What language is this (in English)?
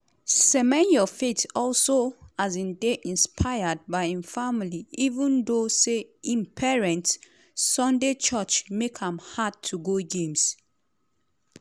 Nigerian Pidgin